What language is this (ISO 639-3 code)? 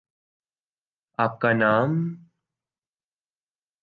urd